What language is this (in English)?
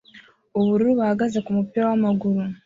Kinyarwanda